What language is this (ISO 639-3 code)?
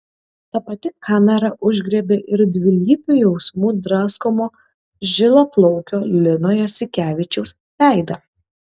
lit